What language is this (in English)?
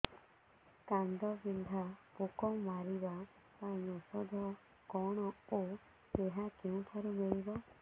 Odia